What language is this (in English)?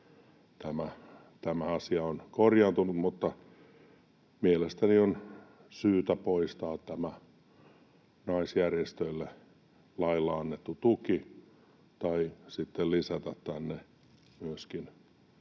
Finnish